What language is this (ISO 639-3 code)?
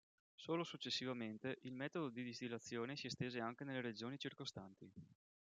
ita